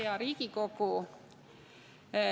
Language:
Estonian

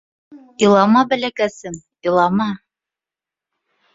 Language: Bashkir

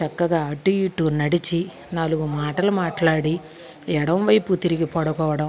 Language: Telugu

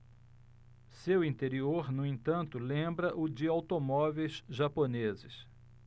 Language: Portuguese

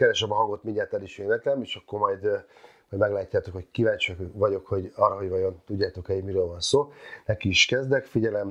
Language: Hungarian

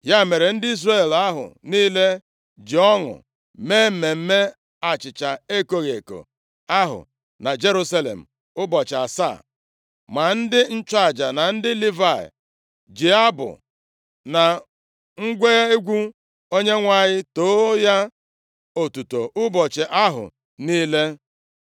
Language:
Igbo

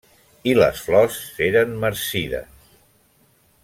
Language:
Catalan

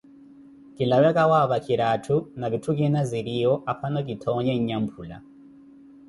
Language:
Koti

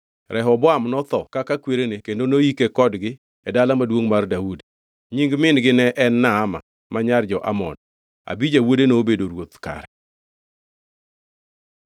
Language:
Luo (Kenya and Tanzania)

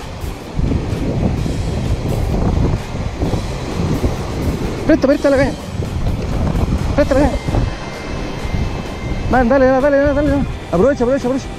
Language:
Spanish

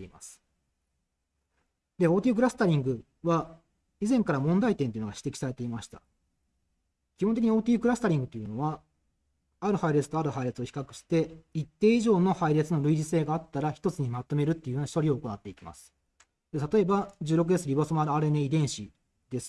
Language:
Japanese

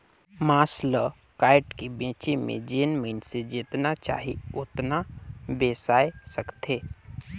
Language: Chhattisgarhi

